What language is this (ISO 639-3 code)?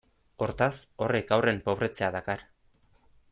eus